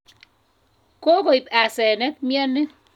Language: Kalenjin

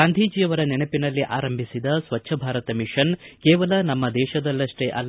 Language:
Kannada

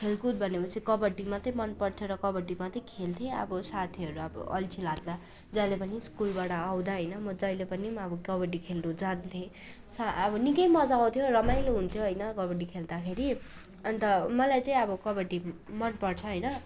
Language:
Nepali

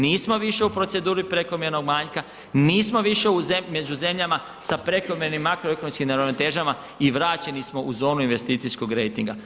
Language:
Croatian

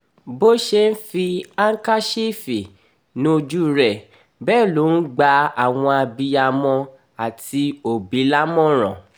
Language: Yoruba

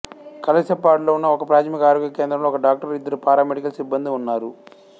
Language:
Telugu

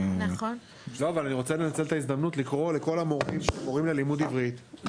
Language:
Hebrew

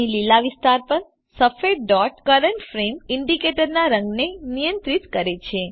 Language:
Gujarati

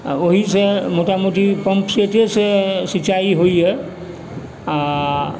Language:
Maithili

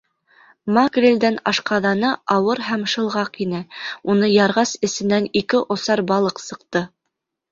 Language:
Bashkir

